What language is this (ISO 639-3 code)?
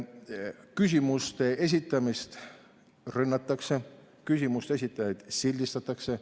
est